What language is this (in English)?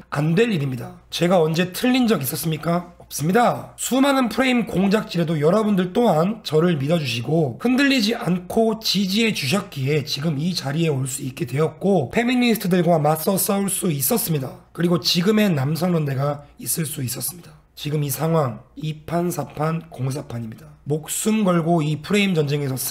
Korean